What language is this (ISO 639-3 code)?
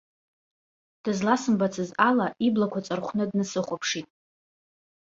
abk